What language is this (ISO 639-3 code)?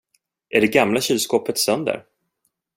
swe